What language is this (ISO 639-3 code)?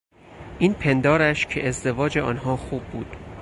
fas